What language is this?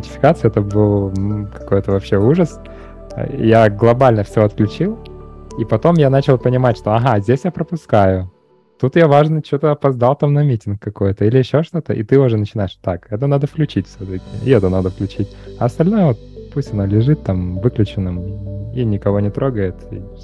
Russian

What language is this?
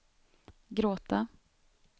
Swedish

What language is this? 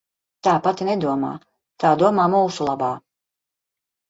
Latvian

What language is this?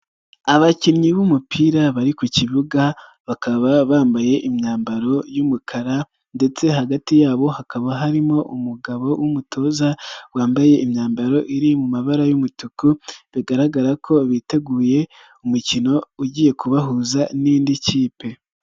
Kinyarwanda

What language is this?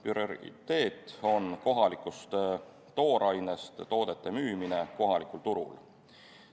Estonian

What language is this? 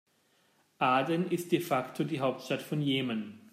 German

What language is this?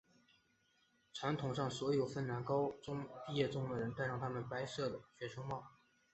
Chinese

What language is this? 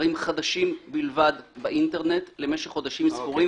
Hebrew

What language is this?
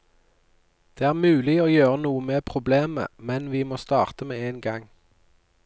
Norwegian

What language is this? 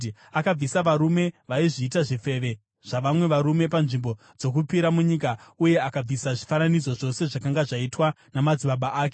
Shona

